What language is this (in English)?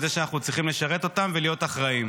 Hebrew